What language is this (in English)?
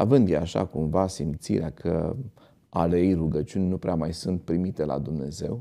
Romanian